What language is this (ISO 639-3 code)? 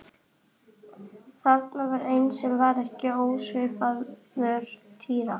isl